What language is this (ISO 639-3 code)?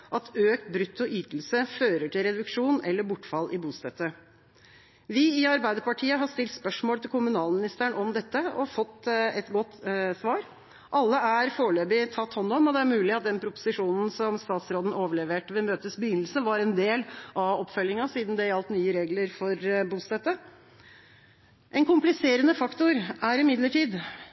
nob